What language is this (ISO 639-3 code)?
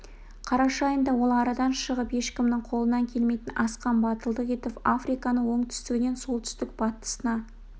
kaz